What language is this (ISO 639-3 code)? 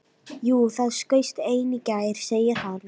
isl